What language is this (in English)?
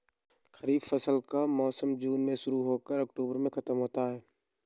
Hindi